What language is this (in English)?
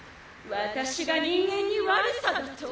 Japanese